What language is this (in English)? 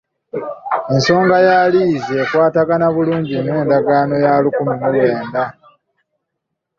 Ganda